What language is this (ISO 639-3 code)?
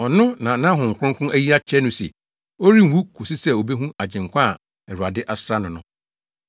aka